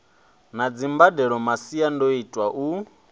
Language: Venda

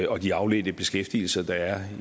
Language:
Danish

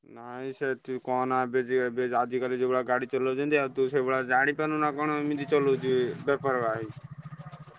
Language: Odia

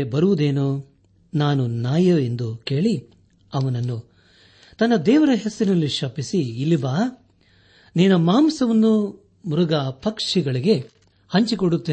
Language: Kannada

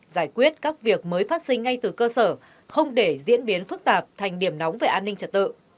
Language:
Vietnamese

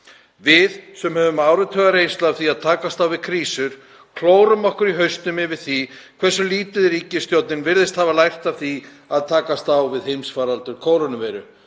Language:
Icelandic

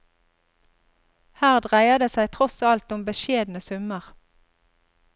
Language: Norwegian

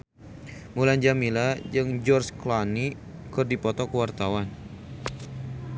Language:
Sundanese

